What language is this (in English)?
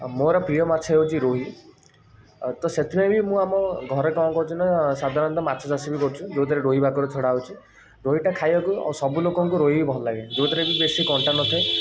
Odia